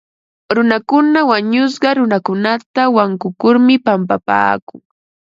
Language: Ambo-Pasco Quechua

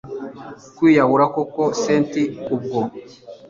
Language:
Kinyarwanda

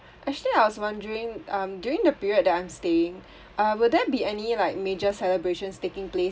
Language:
English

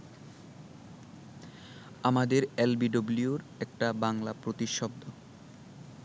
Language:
Bangla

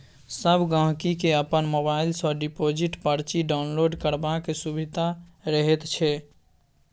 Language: Maithili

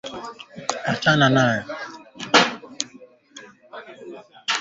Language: Swahili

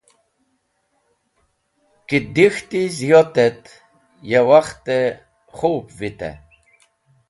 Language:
Wakhi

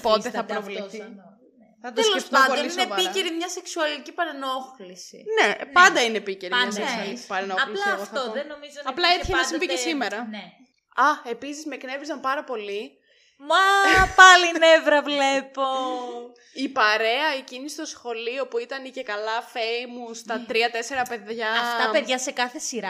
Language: Greek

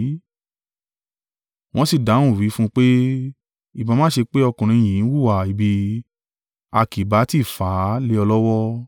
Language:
Yoruba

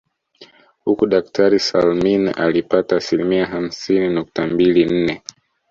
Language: Swahili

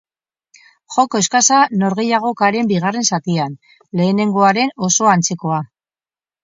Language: Basque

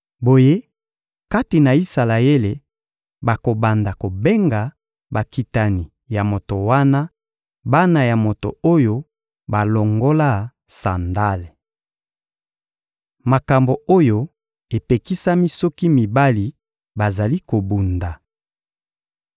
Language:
Lingala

